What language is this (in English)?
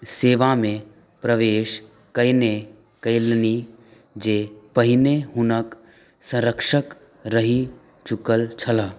Maithili